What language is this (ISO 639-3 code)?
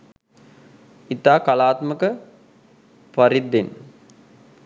sin